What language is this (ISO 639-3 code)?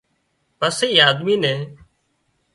kxp